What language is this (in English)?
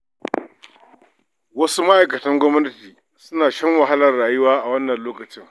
Hausa